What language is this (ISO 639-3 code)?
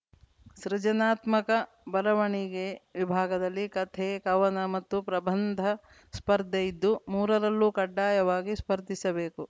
kan